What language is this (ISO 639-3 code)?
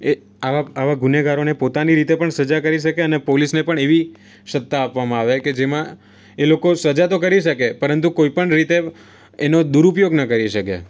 guj